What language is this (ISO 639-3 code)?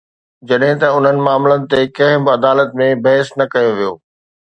snd